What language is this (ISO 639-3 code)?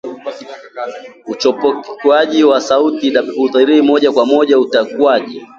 swa